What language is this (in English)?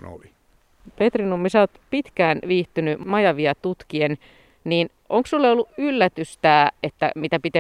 Finnish